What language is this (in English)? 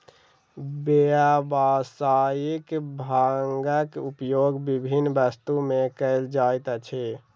Maithili